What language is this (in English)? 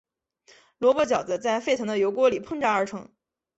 Chinese